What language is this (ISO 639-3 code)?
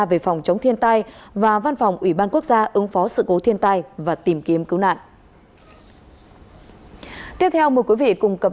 vie